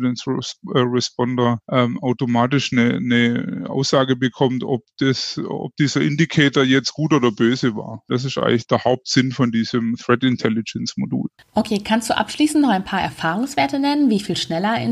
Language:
German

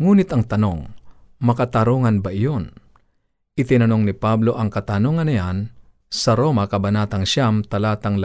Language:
Filipino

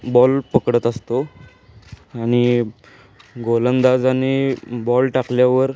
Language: Marathi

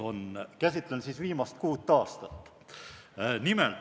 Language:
Estonian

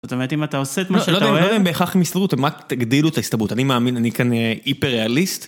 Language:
Hebrew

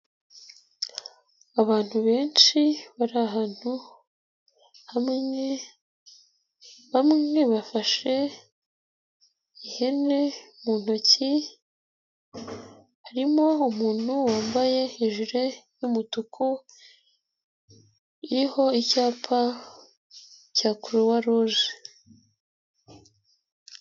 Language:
Kinyarwanda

